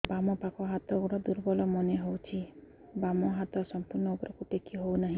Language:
Odia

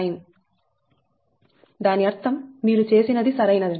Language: Telugu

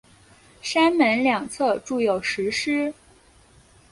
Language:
Chinese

